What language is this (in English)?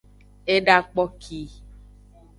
Aja (Benin)